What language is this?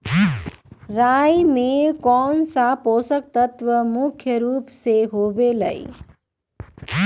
Magahi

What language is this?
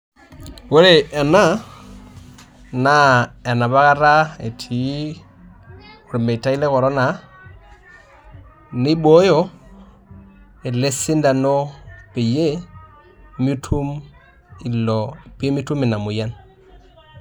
Masai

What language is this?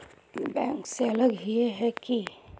Magahi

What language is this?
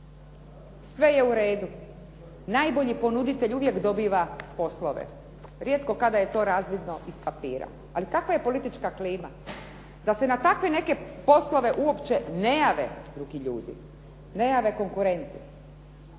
Croatian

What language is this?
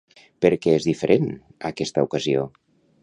Catalan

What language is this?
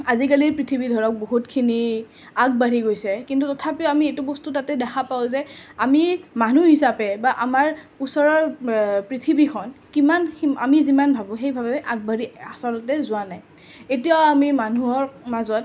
Assamese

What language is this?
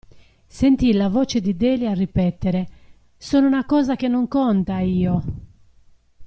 Italian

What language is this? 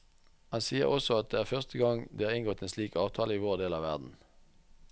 Norwegian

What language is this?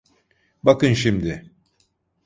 Turkish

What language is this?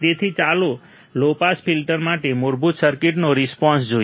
Gujarati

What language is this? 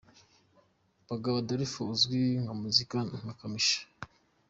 Kinyarwanda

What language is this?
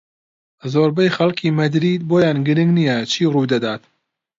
Central Kurdish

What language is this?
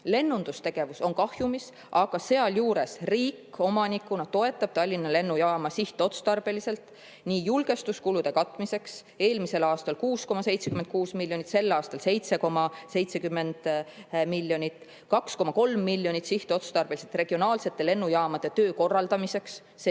Estonian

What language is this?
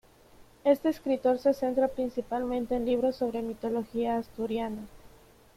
Spanish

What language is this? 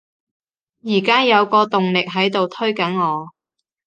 Cantonese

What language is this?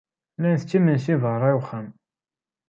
Kabyle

